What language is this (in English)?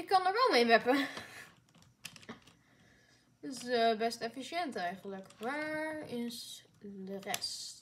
Dutch